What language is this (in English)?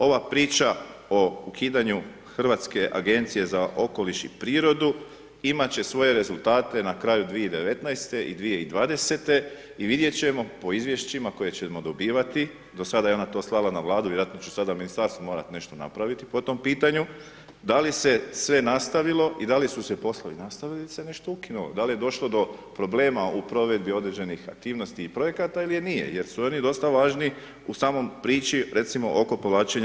Croatian